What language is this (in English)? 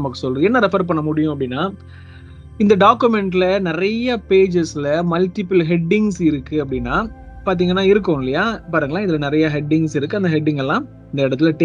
Tamil